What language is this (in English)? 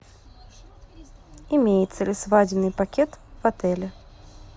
Russian